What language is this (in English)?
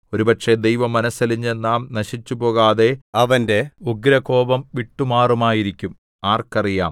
Malayalam